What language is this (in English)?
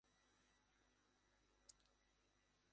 Bangla